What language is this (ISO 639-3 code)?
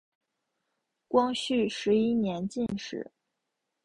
zho